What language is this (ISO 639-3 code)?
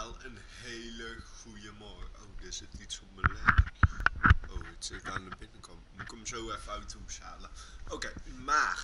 nld